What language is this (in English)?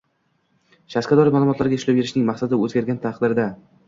Uzbek